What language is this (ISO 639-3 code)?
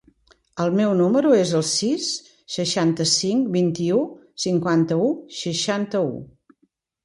cat